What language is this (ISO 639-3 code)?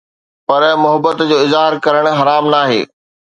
snd